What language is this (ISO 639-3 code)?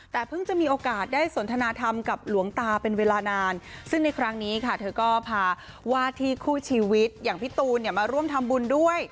tha